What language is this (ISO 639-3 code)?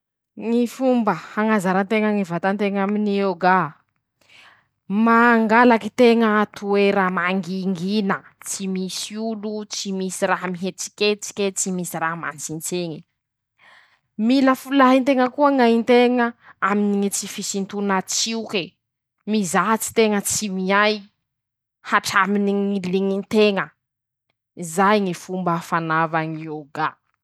msh